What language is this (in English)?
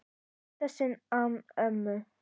Icelandic